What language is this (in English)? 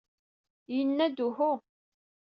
Kabyle